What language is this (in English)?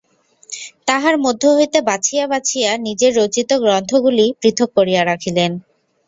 Bangla